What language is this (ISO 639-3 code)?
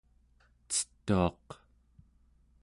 esu